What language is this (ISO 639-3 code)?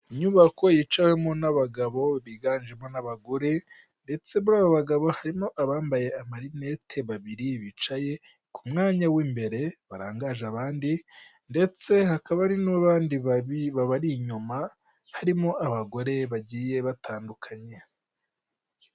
kin